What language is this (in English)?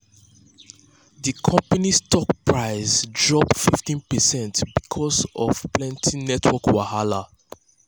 Nigerian Pidgin